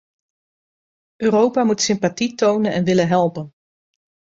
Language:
Dutch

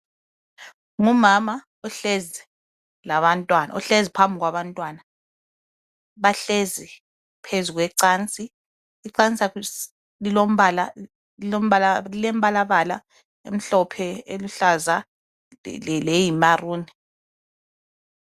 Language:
North Ndebele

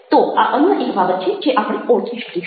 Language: Gujarati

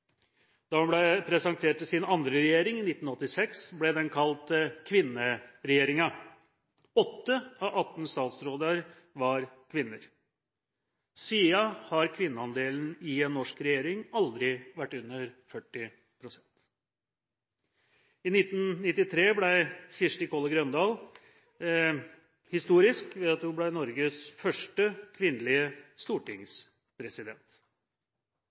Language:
Norwegian Bokmål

